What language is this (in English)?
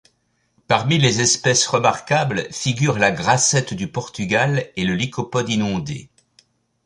French